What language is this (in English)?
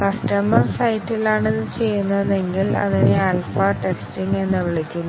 Malayalam